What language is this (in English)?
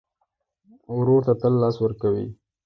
Pashto